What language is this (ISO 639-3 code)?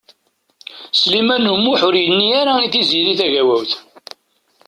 kab